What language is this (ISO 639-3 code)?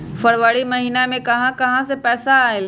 mag